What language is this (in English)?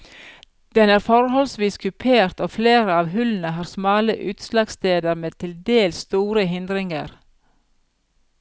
Norwegian